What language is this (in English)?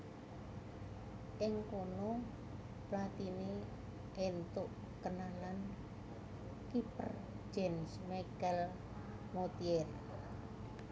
Javanese